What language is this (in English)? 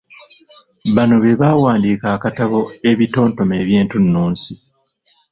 Ganda